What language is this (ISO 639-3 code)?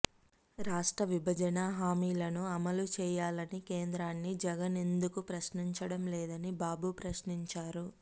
tel